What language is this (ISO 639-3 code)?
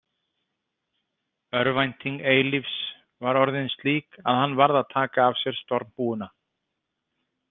isl